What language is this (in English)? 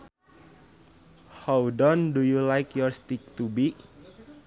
Sundanese